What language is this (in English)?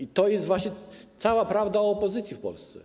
Polish